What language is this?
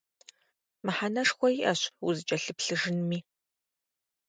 Kabardian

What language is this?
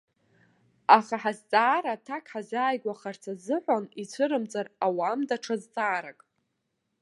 Abkhazian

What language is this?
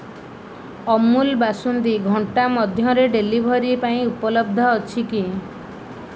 Odia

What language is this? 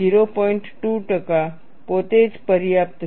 Gujarati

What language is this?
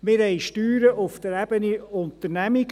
Swiss German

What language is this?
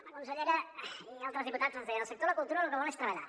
Catalan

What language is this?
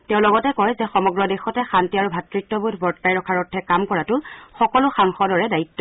Assamese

